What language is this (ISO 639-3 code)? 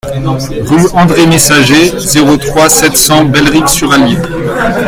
fra